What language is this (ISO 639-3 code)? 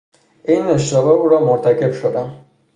fas